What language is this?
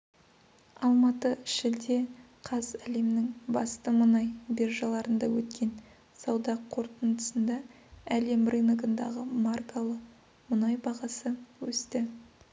Kazakh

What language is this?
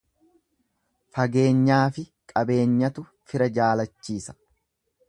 Oromo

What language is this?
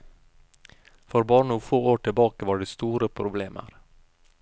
Norwegian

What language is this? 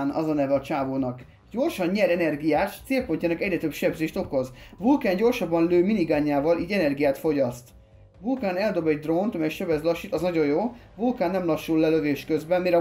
Hungarian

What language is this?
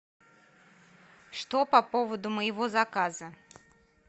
Russian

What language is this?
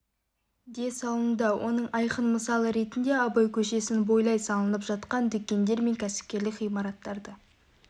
Kazakh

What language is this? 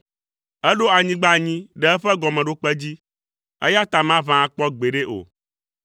Ewe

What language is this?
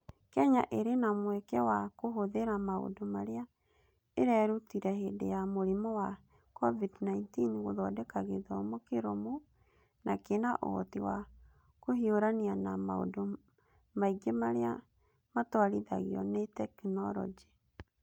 Kikuyu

